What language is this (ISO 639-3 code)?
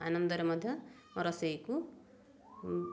ori